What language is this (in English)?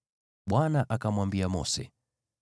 Swahili